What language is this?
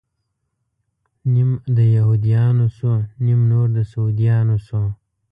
Pashto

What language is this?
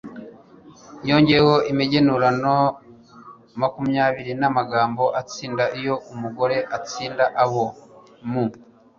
Kinyarwanda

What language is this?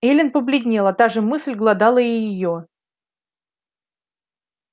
Russian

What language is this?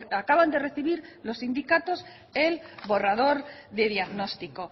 Spanish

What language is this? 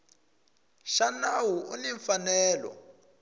Tsonga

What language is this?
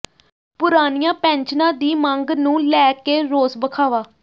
Punjabi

